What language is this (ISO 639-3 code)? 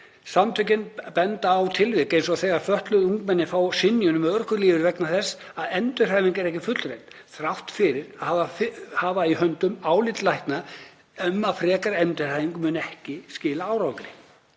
isl